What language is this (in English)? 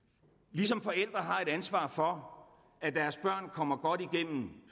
Danish